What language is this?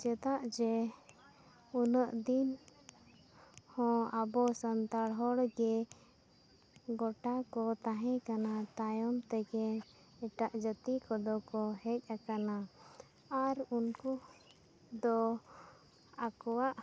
Santali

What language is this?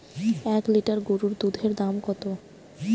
Bangla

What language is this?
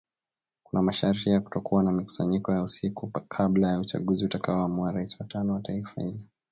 Swahili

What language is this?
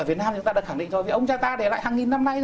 Vietnamese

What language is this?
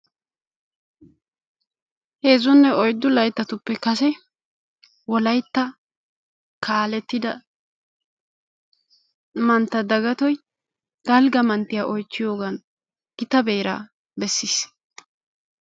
Wolaytta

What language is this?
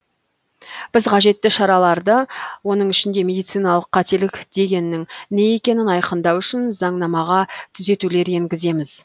Kazakh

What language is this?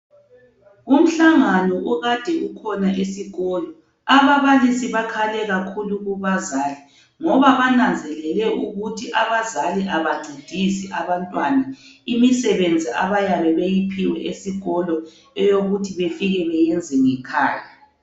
North Ndebele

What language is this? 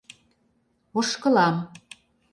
Mari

